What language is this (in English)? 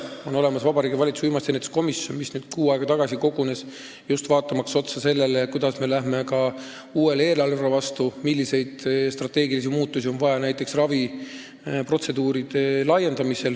Estonian